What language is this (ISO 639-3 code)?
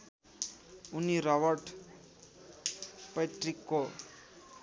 nep